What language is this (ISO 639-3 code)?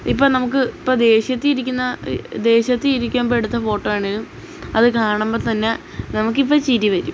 mal